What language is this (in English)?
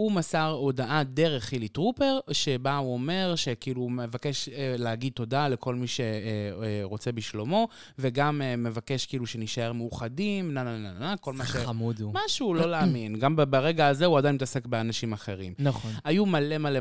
Hebrew